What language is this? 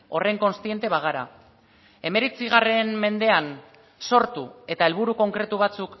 Basque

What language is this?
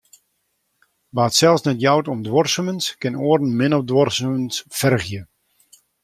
Western Frisian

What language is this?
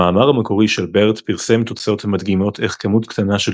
Hebrew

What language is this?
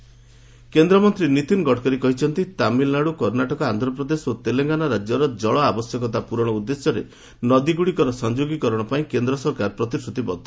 Odia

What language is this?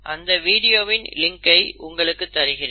Tamil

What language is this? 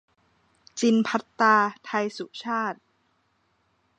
Thai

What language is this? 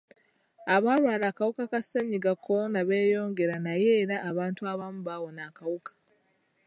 Ganda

